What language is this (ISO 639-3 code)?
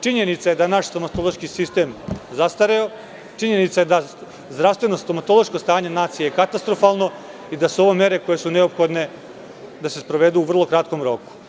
srp